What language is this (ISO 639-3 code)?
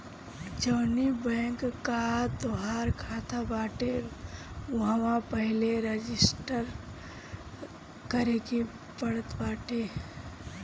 bho